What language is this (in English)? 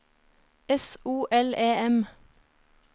Norwegian